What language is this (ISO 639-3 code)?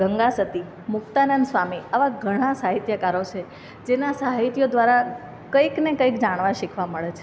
guj